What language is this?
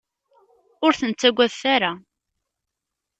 Kabyle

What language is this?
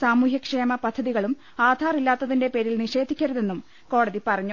Malayalam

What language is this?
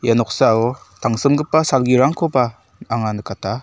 Garo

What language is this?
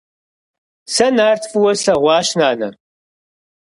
Kabardian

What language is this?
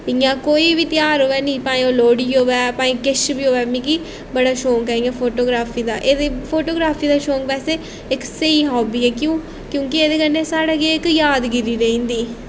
Dogri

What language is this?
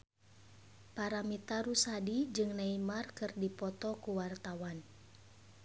Sundanese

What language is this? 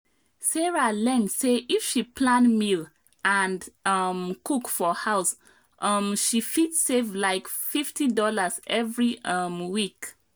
Nigerian Pidgin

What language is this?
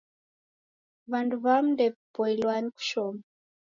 Taita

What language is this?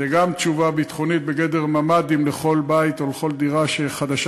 Hebrew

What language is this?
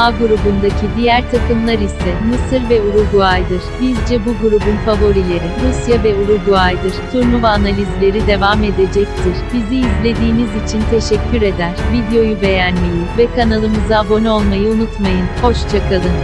Turkish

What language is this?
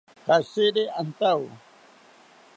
South Ucayali Ashéninka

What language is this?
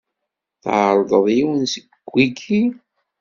Kabyle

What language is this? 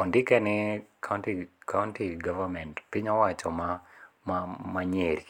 Luo (Kenya and Tanzania)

